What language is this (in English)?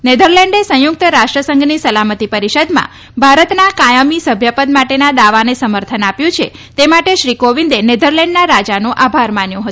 Gujarati